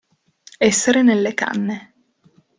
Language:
Italian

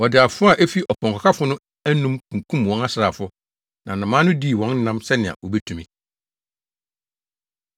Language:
Akan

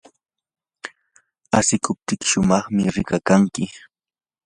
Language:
Yanahuanca Pasco Quechua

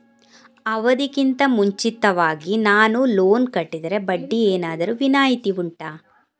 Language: Kannada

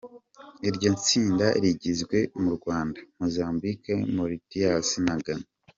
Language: Kinyarwanda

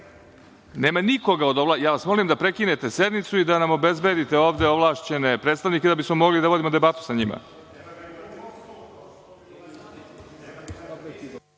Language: Serbian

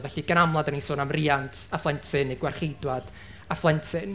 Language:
Welsh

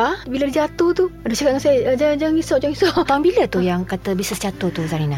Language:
Malay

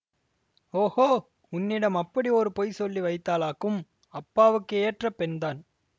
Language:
Tamil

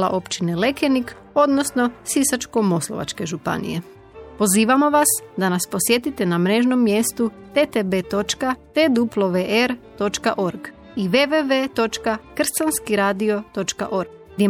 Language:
Croatian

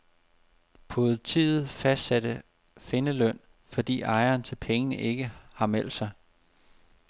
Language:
Danish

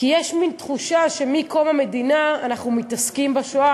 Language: Hebrew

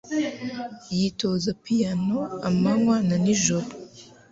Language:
Kinyarwanda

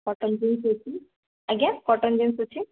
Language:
Odia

